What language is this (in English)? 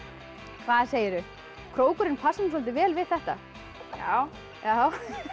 Icelandic